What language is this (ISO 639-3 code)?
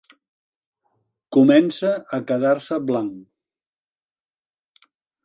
cat